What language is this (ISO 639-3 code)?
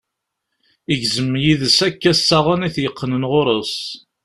kab